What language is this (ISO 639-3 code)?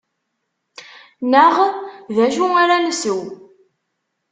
kab